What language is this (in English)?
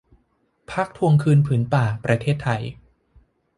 Thai